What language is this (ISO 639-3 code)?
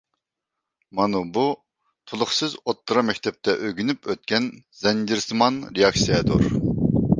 uig